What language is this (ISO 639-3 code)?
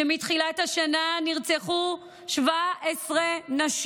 heb